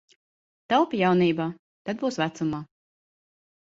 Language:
Latvian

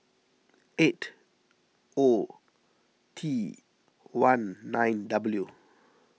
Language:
English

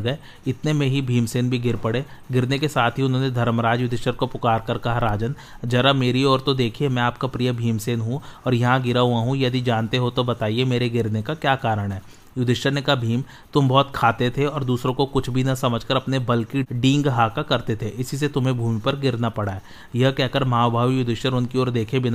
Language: Hindi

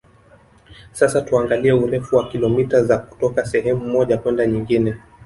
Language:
Swahili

